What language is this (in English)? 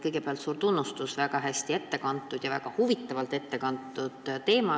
Estonian